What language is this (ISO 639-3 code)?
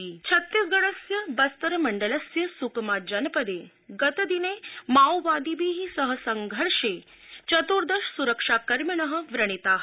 san